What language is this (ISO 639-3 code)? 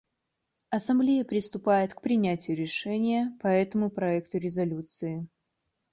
rus